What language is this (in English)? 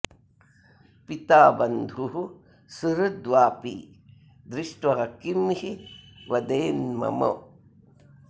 Sanskrit